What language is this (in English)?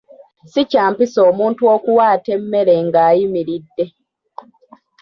Ganda